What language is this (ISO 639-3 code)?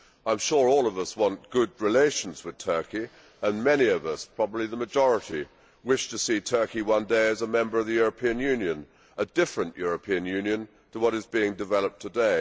eng